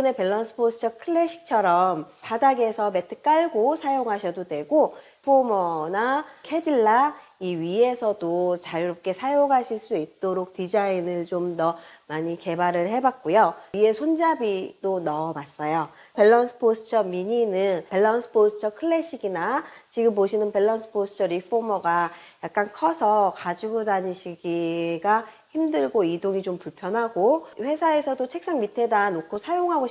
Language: Korean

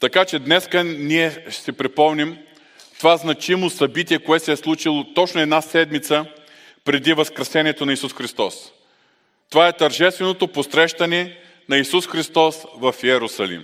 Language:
Bulgarian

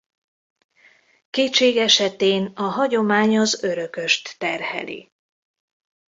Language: Hungarian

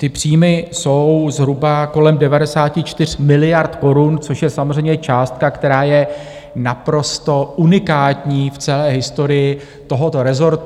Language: Czech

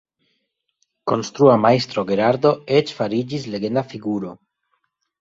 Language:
Esperanto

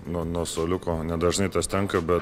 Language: Lithuanian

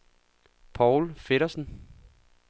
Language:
Danish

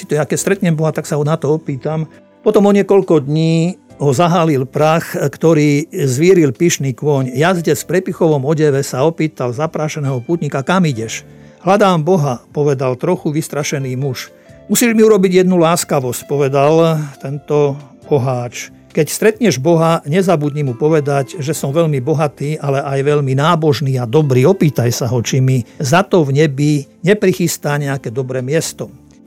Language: Slovak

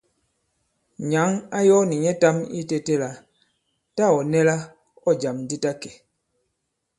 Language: Bankon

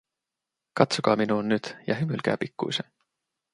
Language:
Finnish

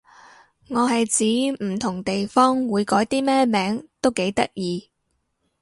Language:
Cantonese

